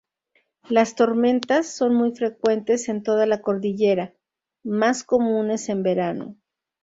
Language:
Spanish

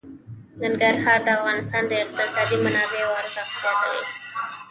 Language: Pashto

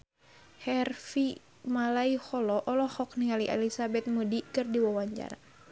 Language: Sundanese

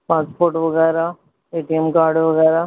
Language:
Punjabi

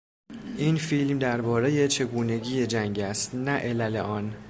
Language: Persian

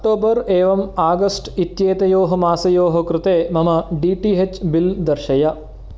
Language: Sanskrit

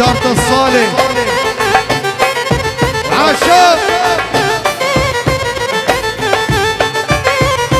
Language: Arabic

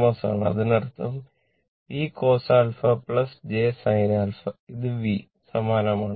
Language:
Malayalam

